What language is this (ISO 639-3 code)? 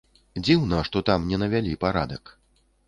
bel